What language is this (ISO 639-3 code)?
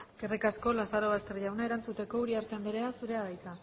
eus